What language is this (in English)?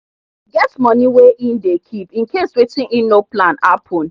Nigerian Pidgin